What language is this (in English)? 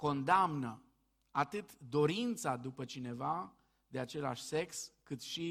Romanian